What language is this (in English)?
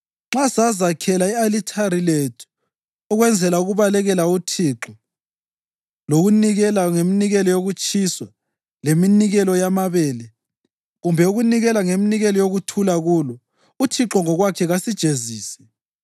North Ndebele